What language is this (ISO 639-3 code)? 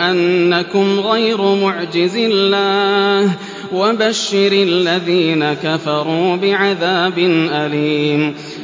ara